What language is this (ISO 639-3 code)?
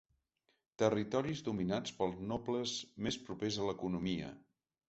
cat